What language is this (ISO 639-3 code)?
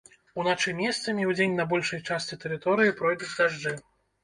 bel